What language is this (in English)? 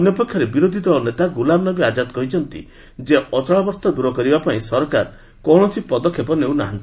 Odia